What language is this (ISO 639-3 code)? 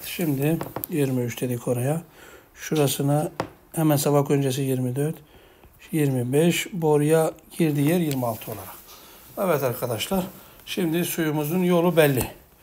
tur